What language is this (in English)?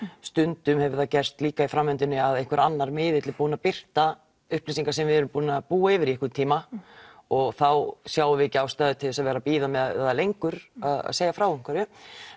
Icelandic